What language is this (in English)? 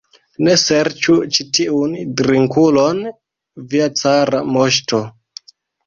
Esperanto